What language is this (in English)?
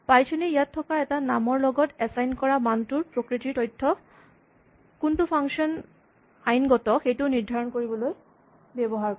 Assamese